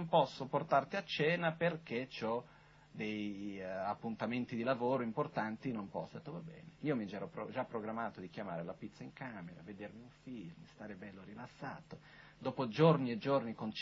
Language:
Italian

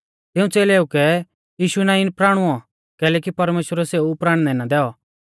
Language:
Mahasu Pahari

